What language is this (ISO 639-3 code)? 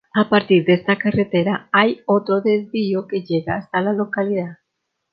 spa